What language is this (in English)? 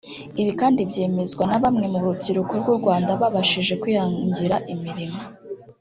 Kinyarwanda